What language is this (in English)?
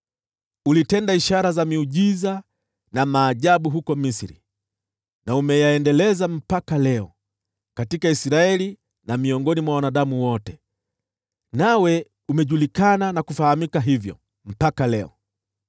Swahili